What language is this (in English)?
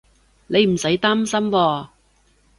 Cantonese